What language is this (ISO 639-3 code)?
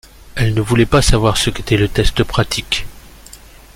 fra